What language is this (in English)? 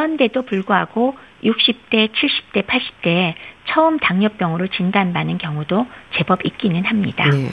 Korean